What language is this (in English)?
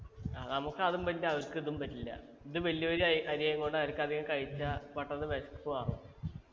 Malayalam